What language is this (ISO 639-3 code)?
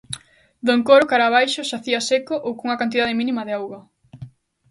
glg